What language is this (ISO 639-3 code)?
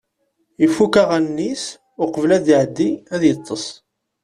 kab